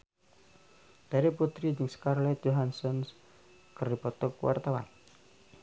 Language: Sundanese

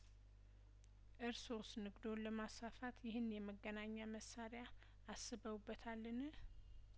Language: Amharic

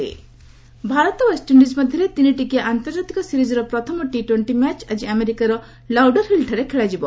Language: Odia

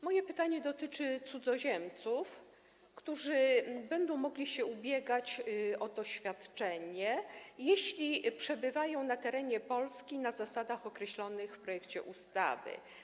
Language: Polish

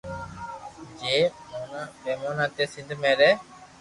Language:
Loarki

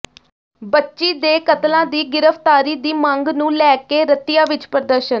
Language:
Punjabi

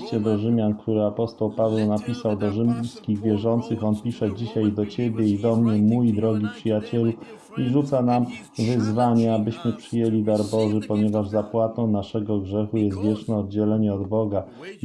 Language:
Polish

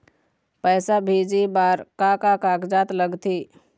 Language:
Chhattisgarhi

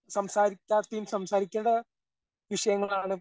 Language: Malayalam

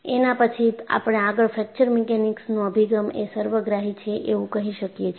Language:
Gujarati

